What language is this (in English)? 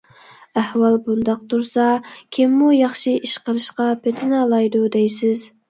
Uyghur